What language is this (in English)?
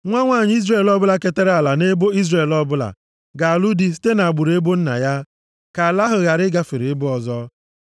Igbo